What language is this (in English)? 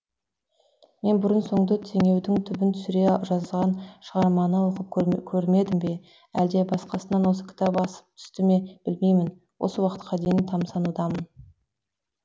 Kazakh